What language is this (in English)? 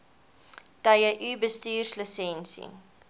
Afrikaans